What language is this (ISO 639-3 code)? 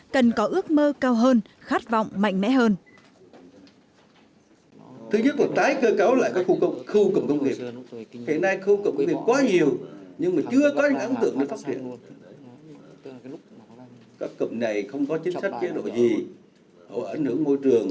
vie